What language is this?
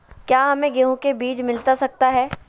Magahi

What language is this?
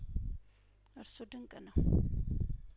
Amharic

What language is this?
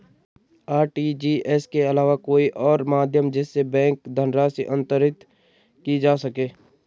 Hindi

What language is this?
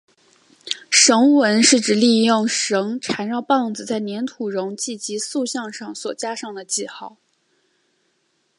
Chinese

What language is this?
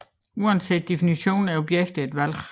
Danish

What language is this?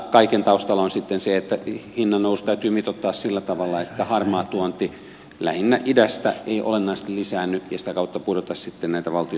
Finnish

